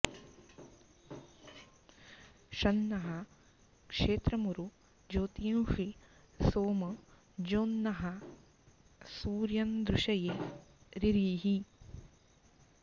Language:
Sanskrit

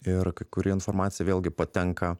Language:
Lithuanian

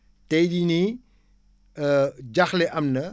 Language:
Wolof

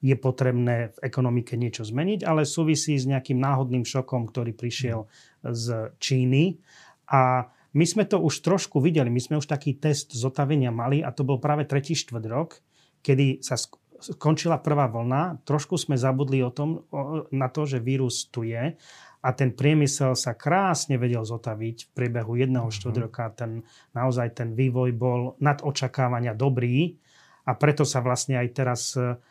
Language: Slovak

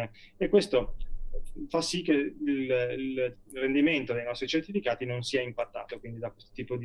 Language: Italian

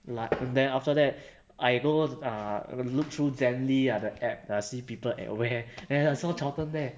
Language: English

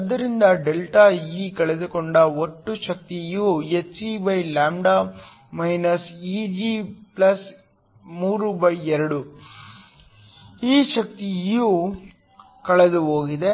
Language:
Kannada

